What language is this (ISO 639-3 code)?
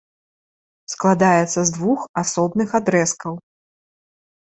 bel